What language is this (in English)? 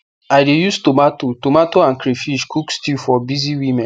Nigerian Pidgin